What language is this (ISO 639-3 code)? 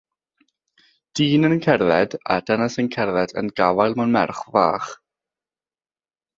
cym